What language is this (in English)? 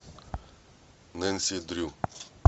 Russian